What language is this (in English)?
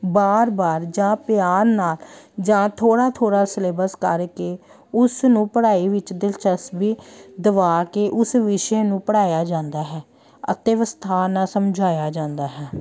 Punjabi